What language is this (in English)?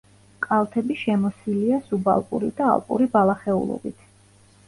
Georgian